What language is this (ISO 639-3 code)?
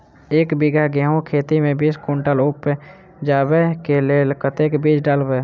mai